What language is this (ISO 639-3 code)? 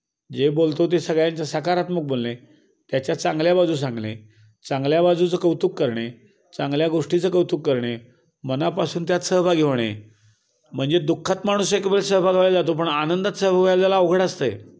mar